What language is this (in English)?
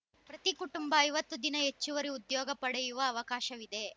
Kannada